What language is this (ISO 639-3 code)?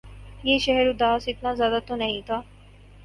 urd